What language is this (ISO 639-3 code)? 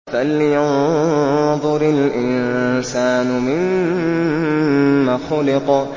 ara